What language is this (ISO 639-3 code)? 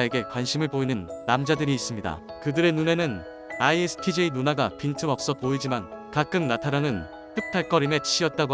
kor